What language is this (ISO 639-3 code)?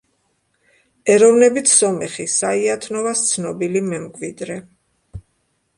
kat